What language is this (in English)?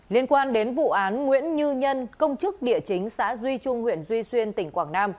Vietnamese